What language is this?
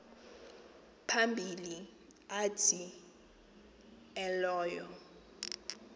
Xhosa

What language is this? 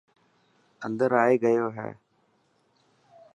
Dhatki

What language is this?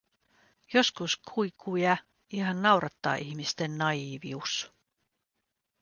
Finnish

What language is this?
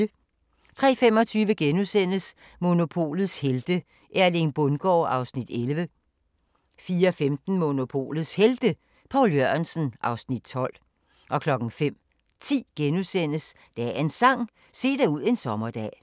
Danish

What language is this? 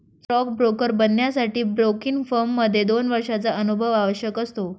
Marathi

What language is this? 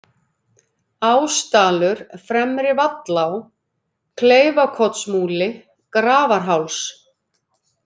Icelandic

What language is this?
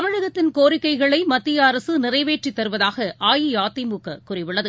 Tamil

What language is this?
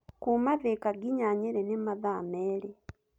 Kikuyu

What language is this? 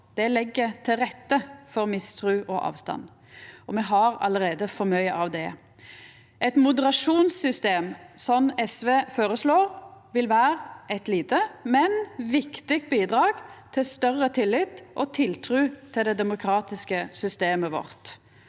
Norwegian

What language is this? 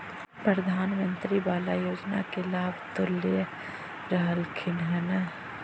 Magahi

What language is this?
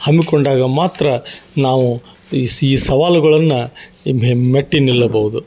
Kannada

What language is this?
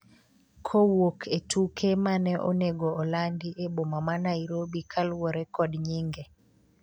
Luo (Kenya and Tanzania)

